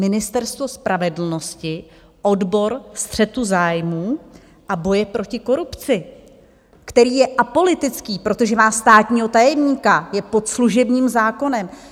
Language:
Czech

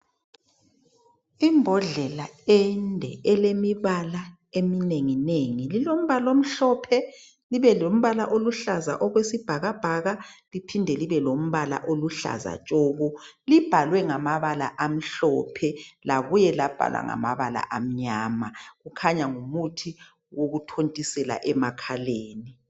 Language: North Ndebele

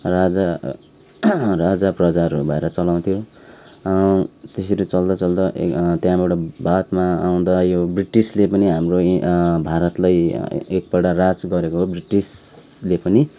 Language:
Nepali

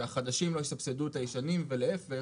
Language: Hebrew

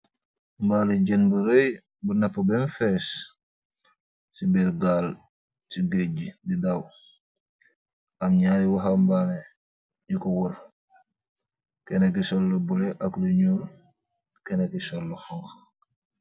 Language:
Wolof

